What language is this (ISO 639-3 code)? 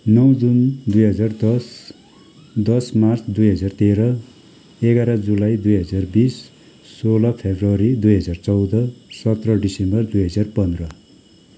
nep